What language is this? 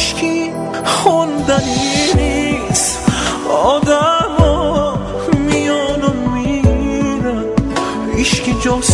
Persian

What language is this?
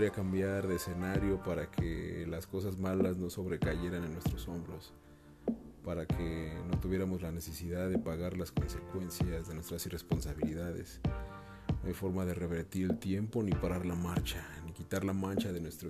Spanish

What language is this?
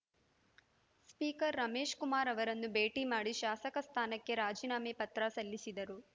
Kannada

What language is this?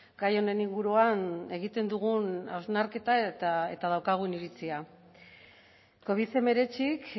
Basque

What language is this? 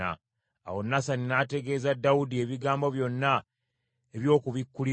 Ganda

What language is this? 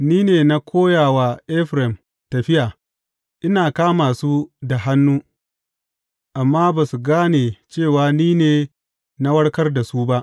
Hausa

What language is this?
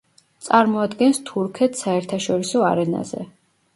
Georgian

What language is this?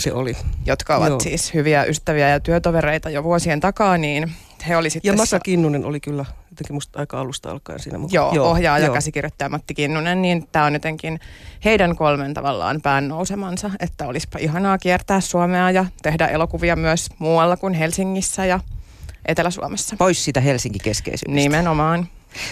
Finnish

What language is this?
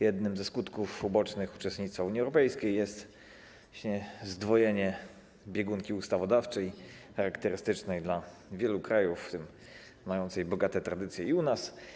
Polish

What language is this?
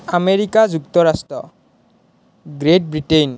Assamese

